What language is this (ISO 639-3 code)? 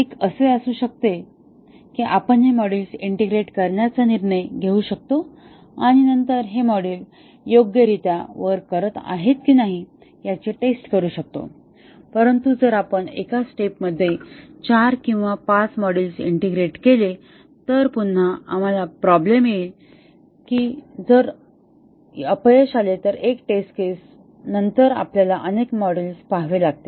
mar